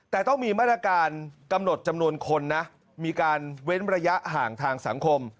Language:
Thai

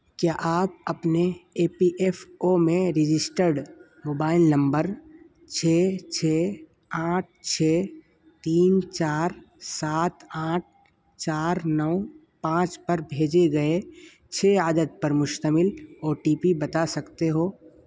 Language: Urdu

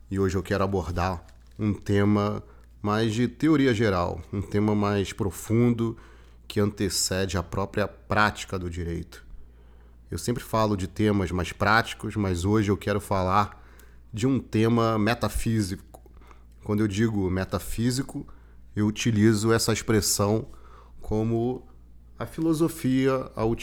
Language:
Portuguese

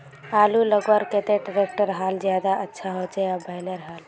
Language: Magahi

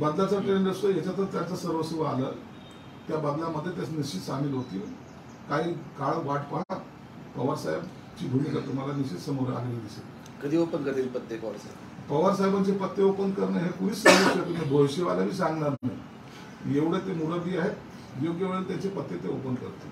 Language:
Marathi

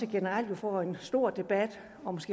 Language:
Danish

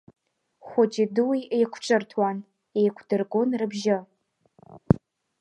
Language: Abkhazian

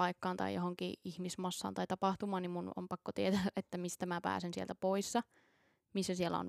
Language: Finnish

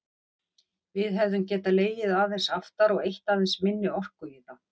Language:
Icelandic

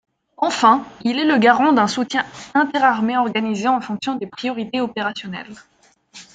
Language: French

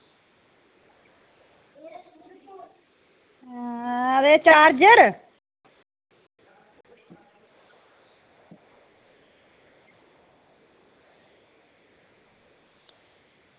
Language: Dogri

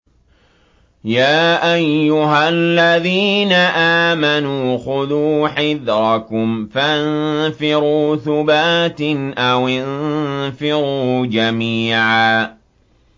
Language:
Arabic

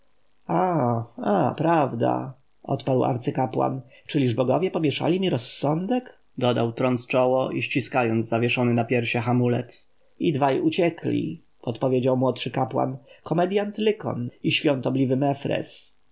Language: Polish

